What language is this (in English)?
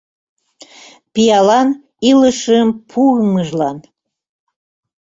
Mari